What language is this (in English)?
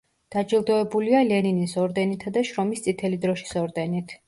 Georgian